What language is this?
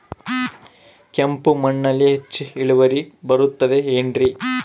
Kannada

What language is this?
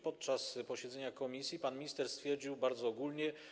Polish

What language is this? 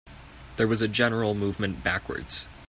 English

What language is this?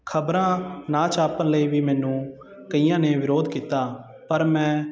Punjabi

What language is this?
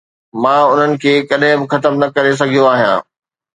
Sindhi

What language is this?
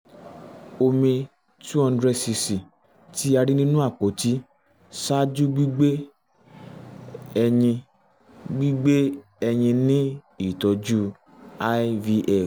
Yoruba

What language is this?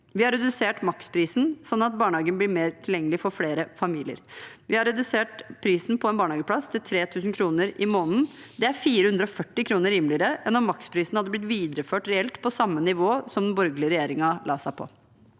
Norwegian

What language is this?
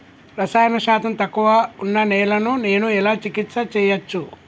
Telugu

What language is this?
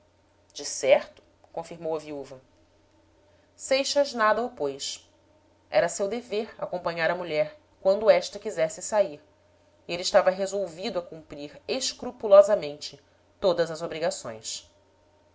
Portuguese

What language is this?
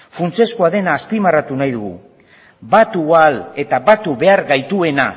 Basque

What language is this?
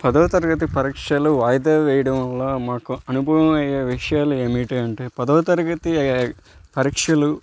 Telugu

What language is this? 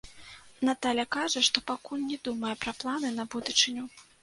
Belarusian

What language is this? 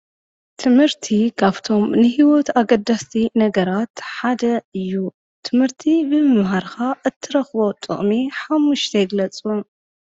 Tigrinya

